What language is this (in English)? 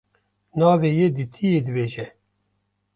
Kurdish